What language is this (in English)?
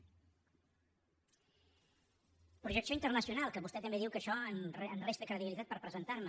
Catalan